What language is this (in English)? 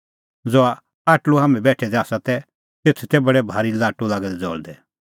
Kullu Pahari